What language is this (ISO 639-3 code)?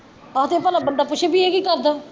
pan